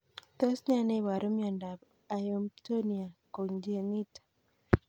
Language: Kalenjin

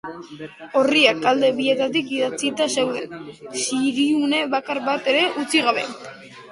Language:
Basque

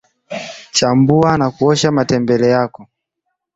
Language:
Swahili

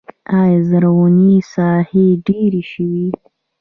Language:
Pashto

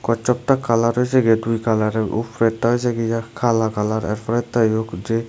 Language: Bangla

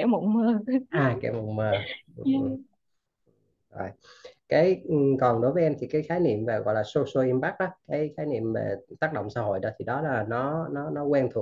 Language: Vietnamese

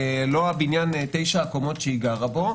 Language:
Hebrew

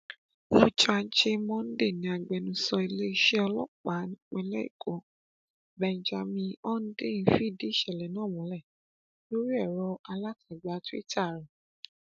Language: Yoruba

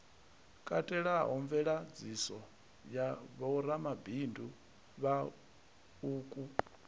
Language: Venda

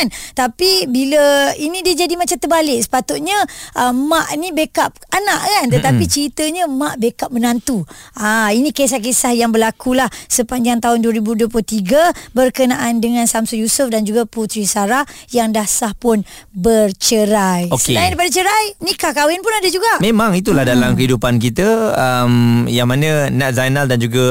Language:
Malay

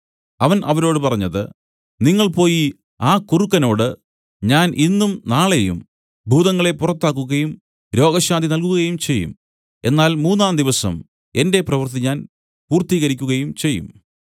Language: Malayalam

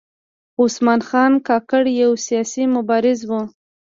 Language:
Pashto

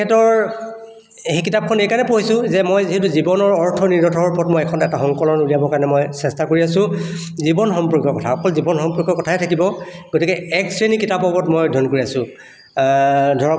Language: Assamese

